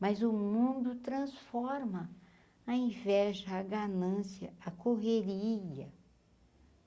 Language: Portuguese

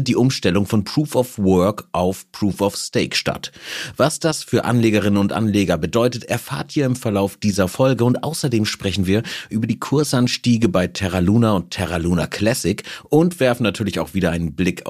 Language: German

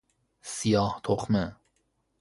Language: Persian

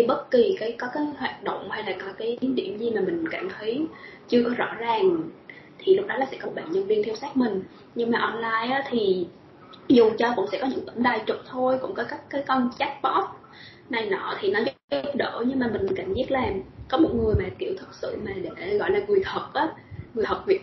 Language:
Vietnamese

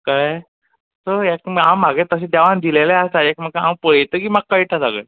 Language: Konkani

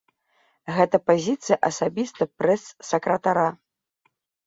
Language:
Belarusian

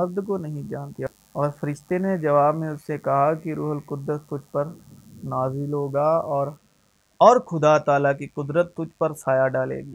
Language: Urdu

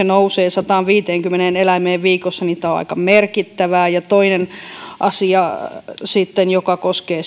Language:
Finnish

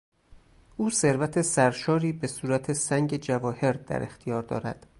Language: Persian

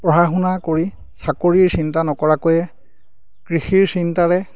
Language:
Assamese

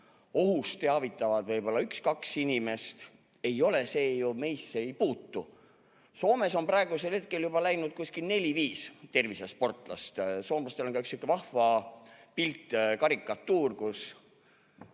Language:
Estonian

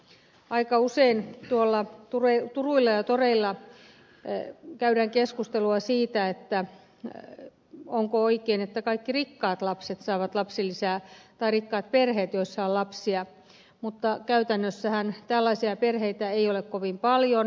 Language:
Finnish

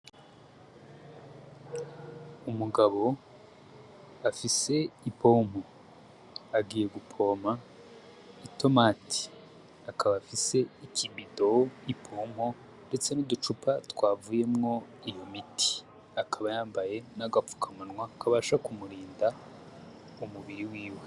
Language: Rundi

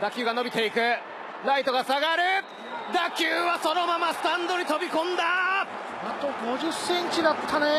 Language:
Japanese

